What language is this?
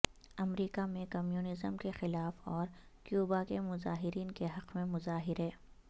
Urdu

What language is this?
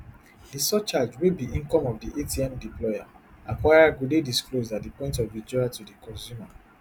Nigerian Pidgin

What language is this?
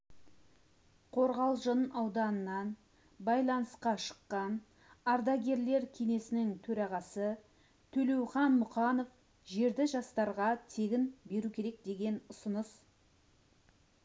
Kazakh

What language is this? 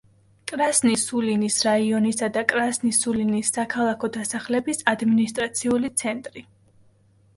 Georgian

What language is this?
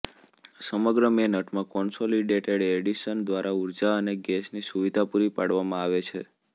Gujarati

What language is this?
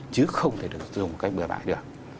Vietnamese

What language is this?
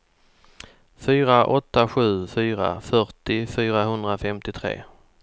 Swedish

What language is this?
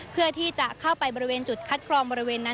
Thai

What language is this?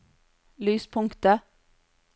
Norwegian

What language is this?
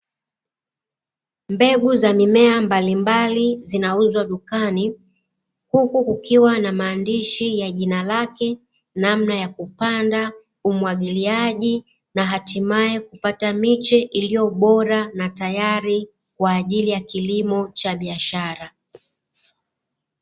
Swahili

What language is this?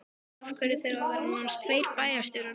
Icelandic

